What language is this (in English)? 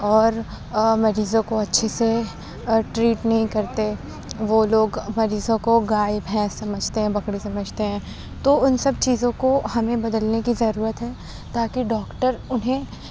Urdu